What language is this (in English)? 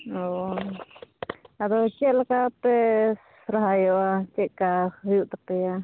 Santali